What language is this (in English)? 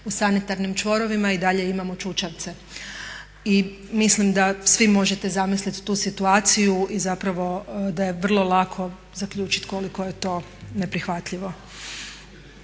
Croatian